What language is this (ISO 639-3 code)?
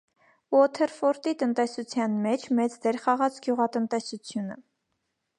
hye